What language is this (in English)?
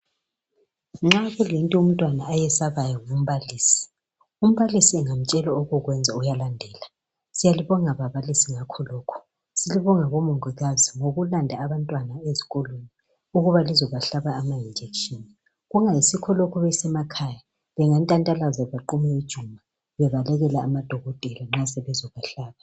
North Ndebele